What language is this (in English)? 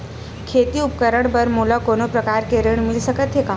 Chhattisgarhi